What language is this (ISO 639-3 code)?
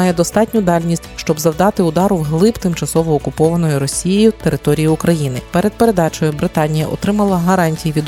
ukr